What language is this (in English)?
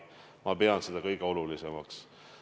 Estonian